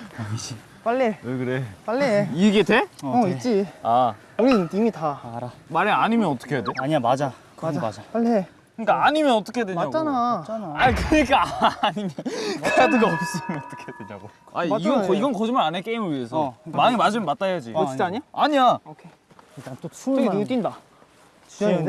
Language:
Korean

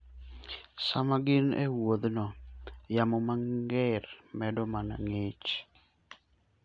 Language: Luo (Kenya and Tanzania)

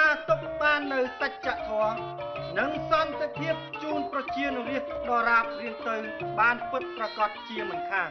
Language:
Thai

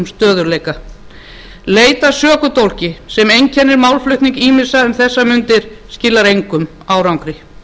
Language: Icelandic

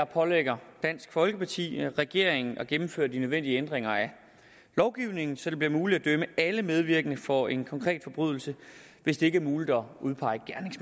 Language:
Danish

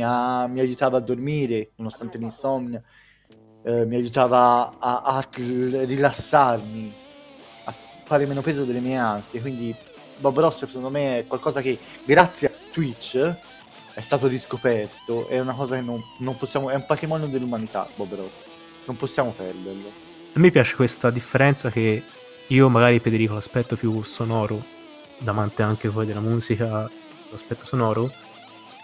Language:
Italian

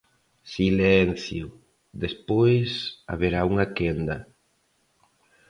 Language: Galician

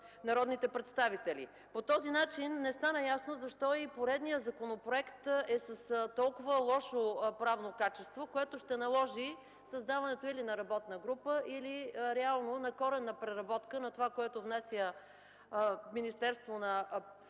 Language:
Bulgarian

